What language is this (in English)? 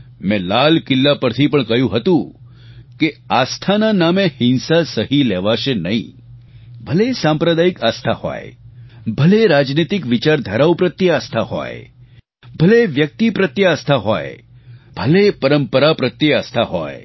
Gujarati